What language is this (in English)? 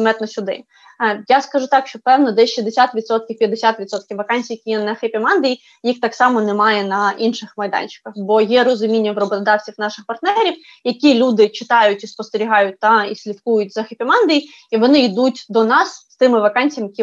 Ukrainian